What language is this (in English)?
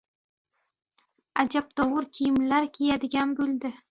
Uzbek